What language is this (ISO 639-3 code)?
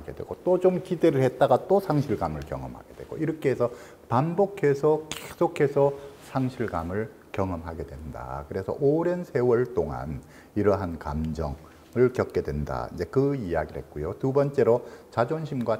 kor